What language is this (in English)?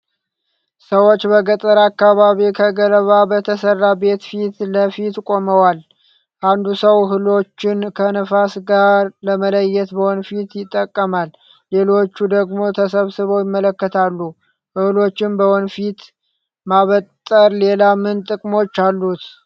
Amharic